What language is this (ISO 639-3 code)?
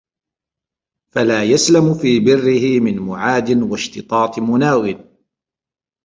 ara